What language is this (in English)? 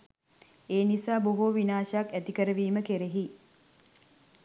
Sinhala